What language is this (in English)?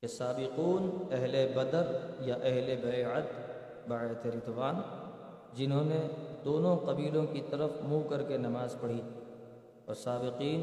Urdu